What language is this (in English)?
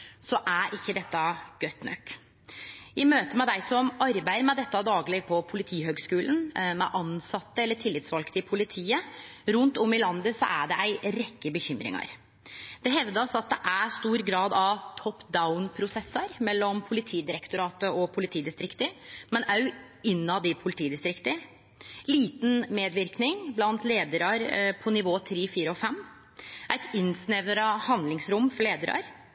Norwegian Nynorsk